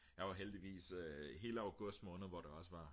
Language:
Danish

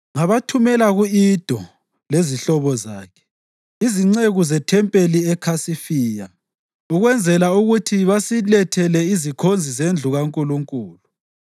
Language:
North Ndebele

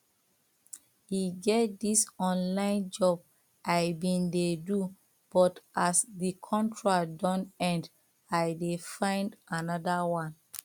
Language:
Nigerian Pidgin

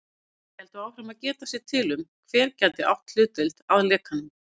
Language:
Icelandic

